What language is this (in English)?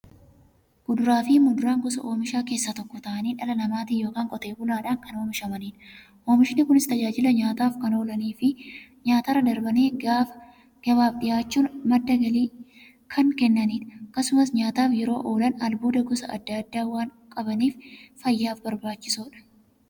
Oromo